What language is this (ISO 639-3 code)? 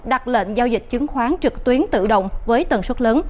vie